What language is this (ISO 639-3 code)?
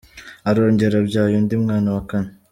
kin